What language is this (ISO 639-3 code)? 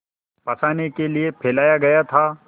hin